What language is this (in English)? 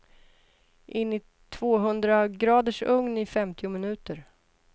Swedish